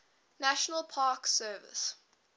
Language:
English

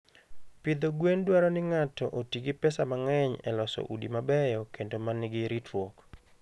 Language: Luo (Kenya and Tanzania)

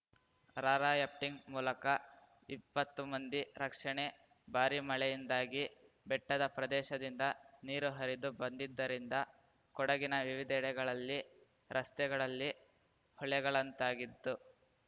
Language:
Kannada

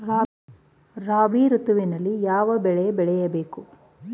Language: Kannada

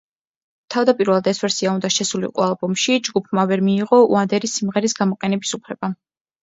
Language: Georgian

